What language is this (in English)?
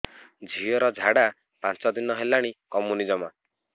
Odia